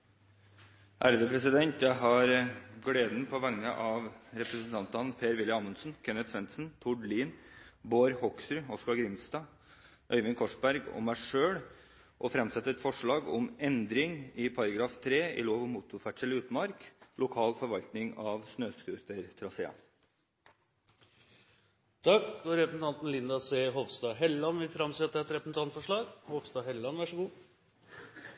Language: Norwegian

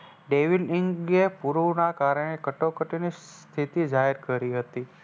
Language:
Gujarati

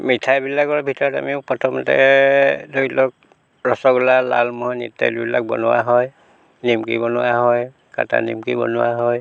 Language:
Assamese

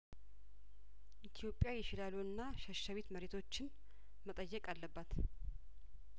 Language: Amharic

